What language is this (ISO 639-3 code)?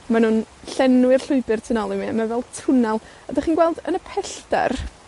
cym